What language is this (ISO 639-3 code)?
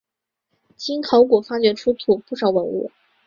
zho